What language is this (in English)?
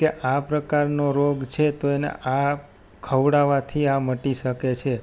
Gujarati